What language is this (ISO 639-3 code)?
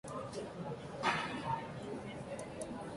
spa